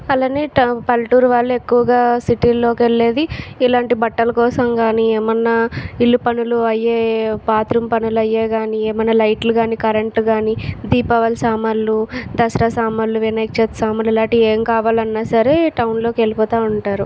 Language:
Telugu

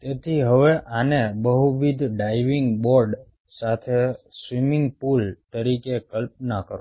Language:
Gujarati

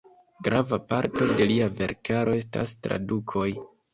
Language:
Esperanto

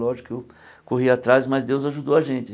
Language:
Portuguese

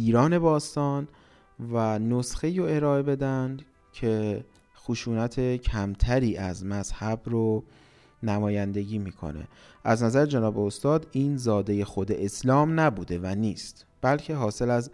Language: Persian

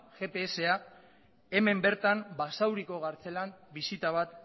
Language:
Basque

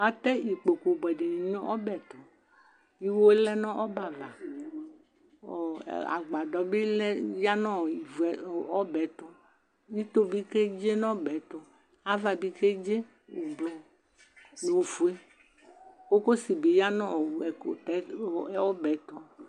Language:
Ikposo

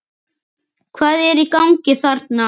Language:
Icelandic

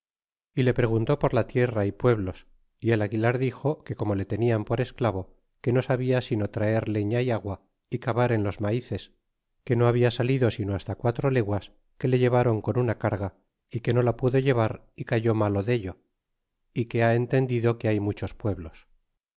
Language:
Spanish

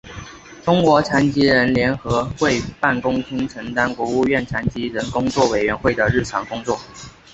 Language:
Chinese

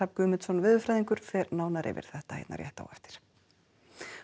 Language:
Icelandic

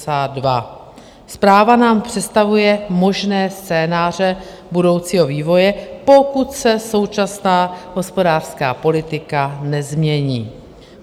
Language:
Czech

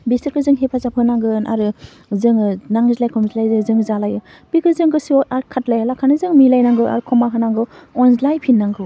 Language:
Bodo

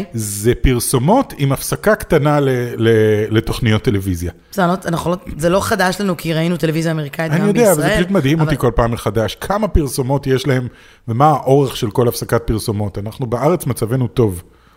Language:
Hebrew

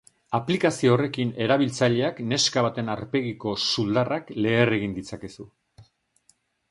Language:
Basque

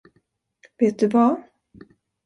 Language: Swedish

